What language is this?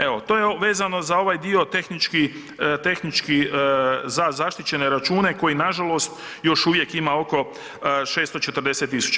Croatian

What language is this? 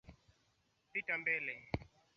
Swahili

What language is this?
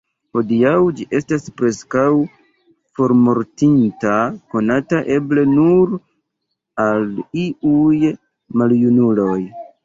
Esperanto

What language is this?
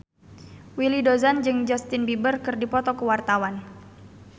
Sundanese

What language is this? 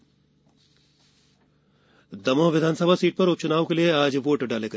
Hindi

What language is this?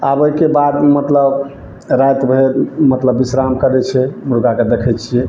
Maithili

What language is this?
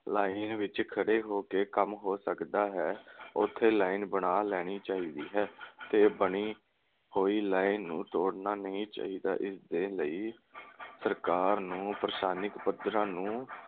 Punjabi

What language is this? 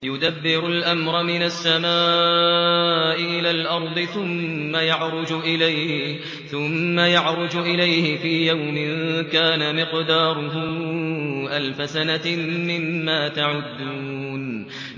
Arabic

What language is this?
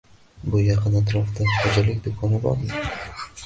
Uzbek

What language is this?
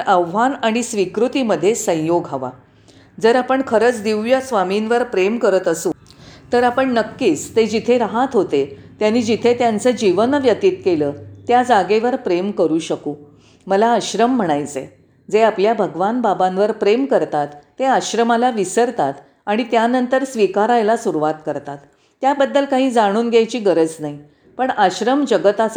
Marathi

